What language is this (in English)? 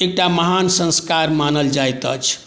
Maithili